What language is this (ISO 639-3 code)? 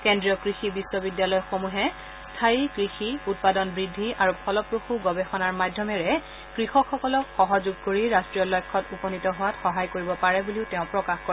asm